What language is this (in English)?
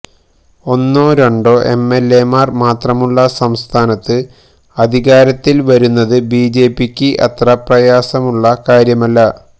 Malayalam